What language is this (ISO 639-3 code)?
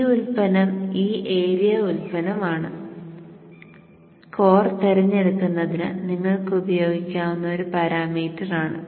mal